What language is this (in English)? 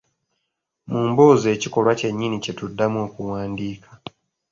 Ganda